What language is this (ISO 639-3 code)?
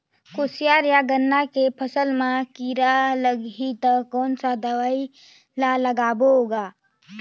hne